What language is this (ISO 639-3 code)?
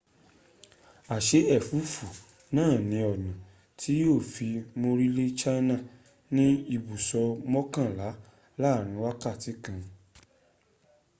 yor